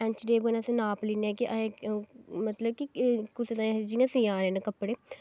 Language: Dogri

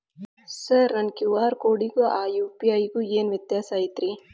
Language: Kannada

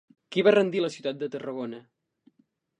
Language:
Catalan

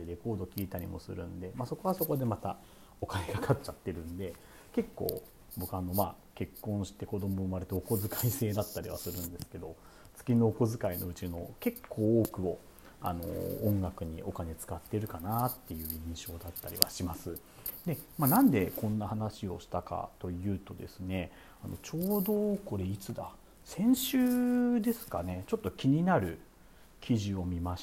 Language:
Japanese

